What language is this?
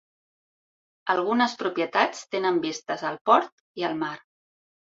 Catalan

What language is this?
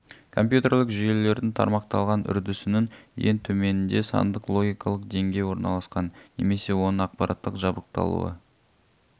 Kazakh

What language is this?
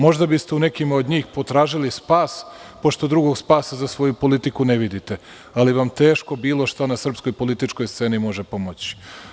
Serbian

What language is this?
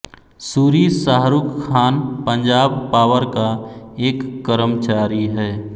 Hindi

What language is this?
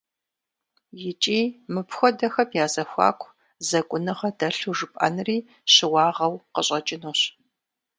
Kabardian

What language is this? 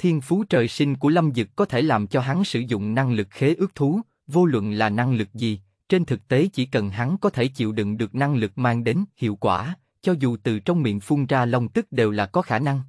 Vietnamese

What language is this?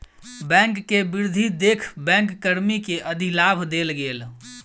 Maithili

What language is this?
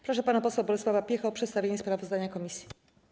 Polish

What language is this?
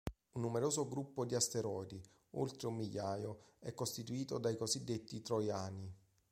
Italian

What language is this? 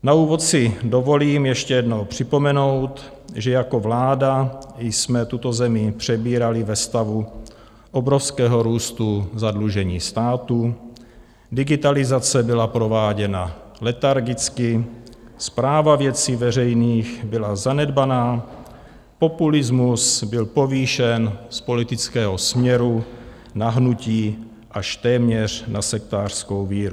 Czech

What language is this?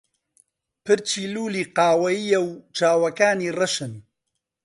Central Kurdish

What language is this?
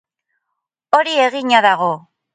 Basque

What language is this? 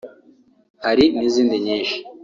Kinyarwanda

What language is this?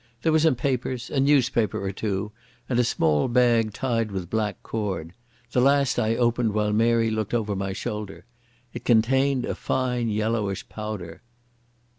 English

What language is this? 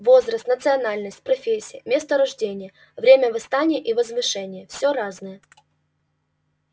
Russian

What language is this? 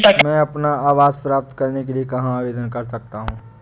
Hindi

